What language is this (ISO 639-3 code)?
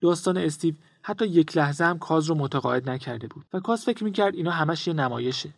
fas